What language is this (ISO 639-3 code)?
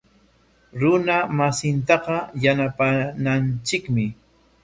qwa